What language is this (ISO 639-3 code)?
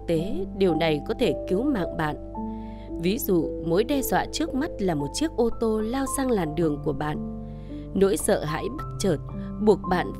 vie